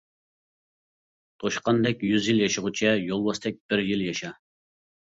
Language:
Uyghur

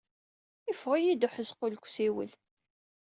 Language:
Kabyle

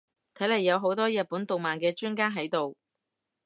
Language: Cantonese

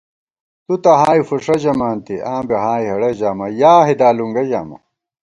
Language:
Gawar-Bati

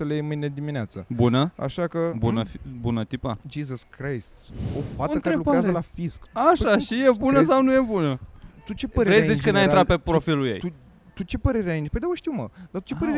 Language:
Romanian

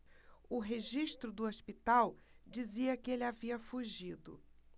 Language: Portuguese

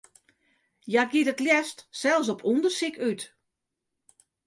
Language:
Western Frisian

